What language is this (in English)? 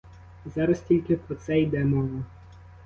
Ukrainian